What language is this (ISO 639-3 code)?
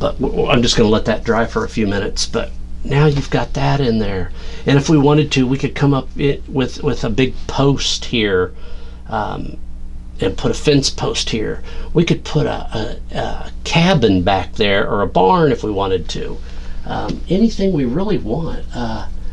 eng